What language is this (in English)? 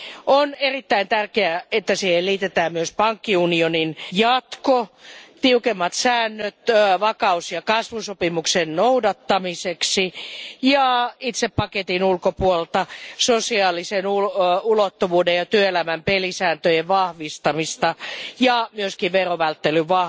Finnish